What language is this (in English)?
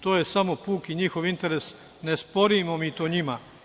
Serbian